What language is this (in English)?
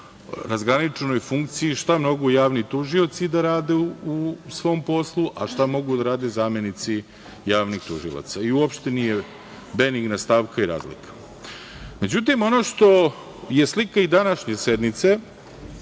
Serbian